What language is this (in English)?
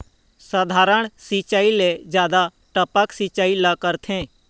Chhattisgarhi